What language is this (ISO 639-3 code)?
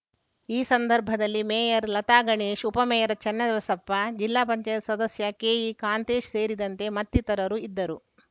kan